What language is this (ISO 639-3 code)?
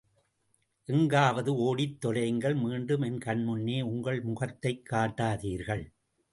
tam